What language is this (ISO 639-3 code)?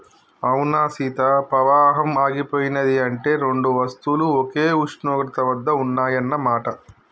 tel